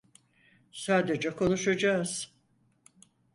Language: Turkish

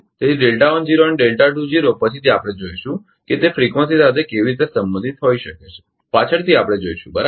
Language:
Gujarati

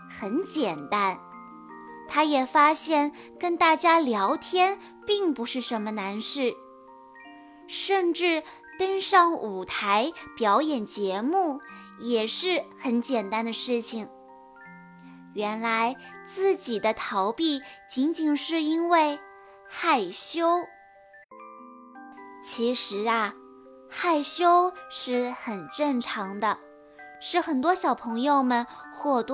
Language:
Chinese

